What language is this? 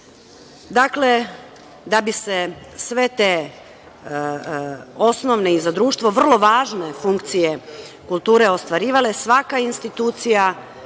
Serbian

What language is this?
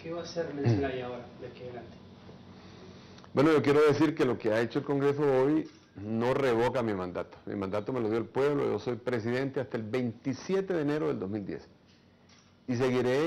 Spanish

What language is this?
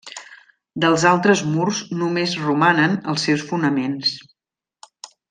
Catalan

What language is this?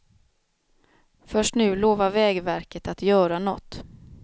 Swedish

